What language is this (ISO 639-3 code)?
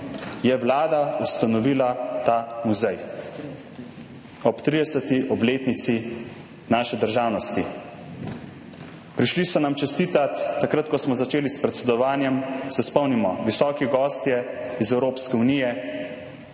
slv